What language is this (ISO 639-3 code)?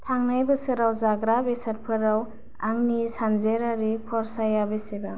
brx